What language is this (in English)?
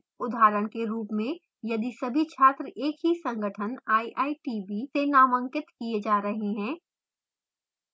Hindi